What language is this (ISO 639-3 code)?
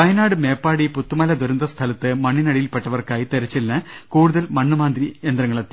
mal